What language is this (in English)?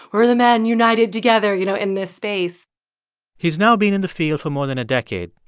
English